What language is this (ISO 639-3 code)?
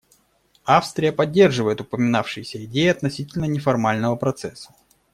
rus